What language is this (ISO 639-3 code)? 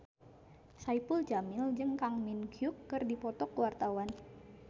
sun